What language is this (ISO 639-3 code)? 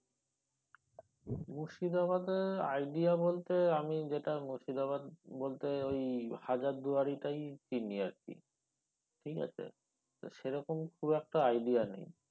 ben